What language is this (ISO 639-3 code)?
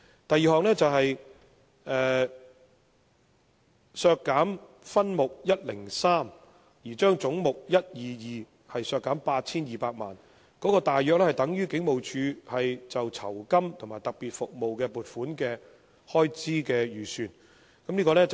yue